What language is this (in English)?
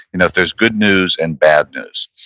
English